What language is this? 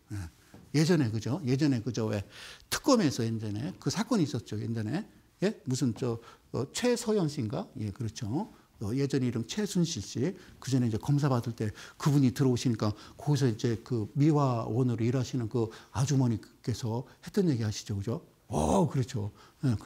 Korean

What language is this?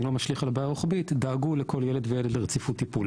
Hebrew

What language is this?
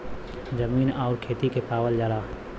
Bhojpuri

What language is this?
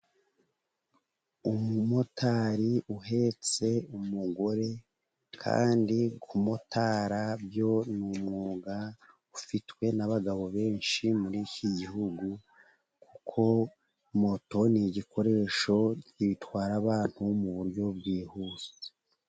Kinyarwanda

